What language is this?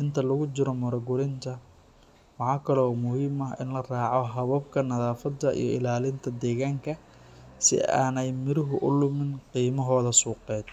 Somali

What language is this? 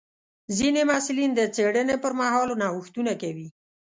Pashto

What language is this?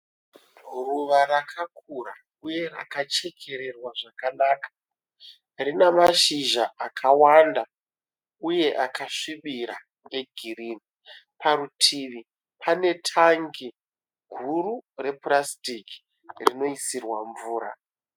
Shona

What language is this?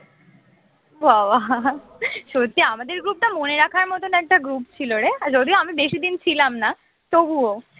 Bangla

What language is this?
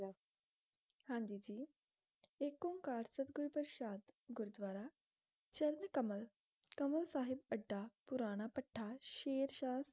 Punjabi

